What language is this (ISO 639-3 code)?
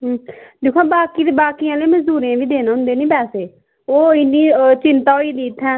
doi